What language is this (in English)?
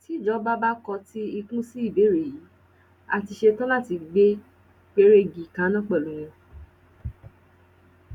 Yoruba